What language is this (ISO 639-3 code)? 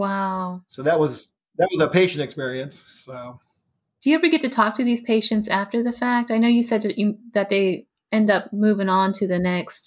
eng